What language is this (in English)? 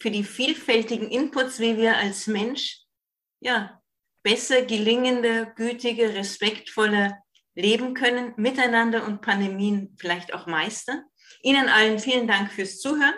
German